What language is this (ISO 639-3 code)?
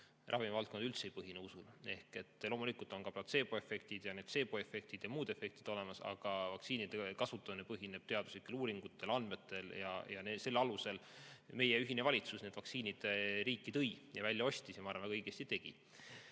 est